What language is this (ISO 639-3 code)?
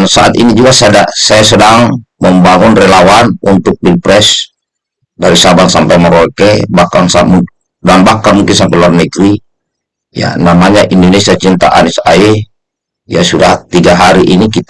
ind